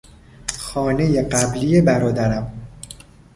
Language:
Persian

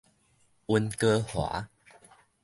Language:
Min Nan Chinese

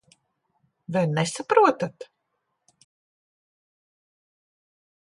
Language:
Latvian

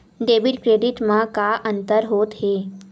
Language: Chhattisgarhi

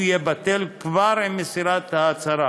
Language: Hebrew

